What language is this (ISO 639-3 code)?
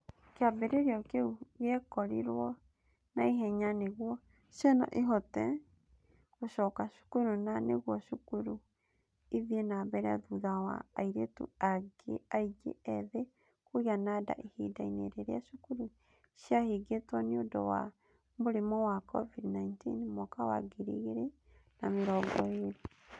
kik